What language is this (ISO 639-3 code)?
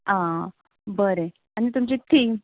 kok